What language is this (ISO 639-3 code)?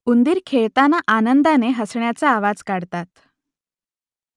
mar